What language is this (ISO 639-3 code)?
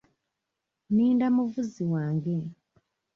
lug